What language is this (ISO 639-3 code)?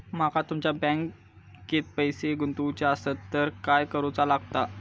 mar